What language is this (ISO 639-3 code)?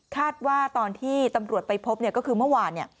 tha